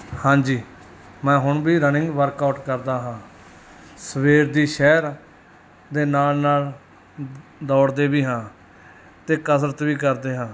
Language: Punjabi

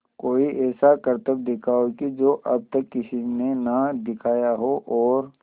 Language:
Hindi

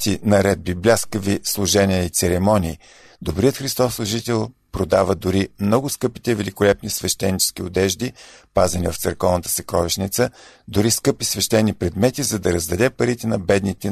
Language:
Bulgarian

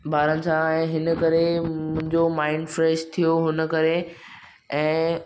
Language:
Sindhi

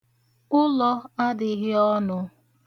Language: Igbo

